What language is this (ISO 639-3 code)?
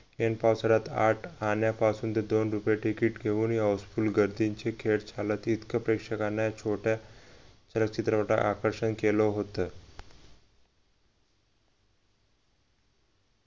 mar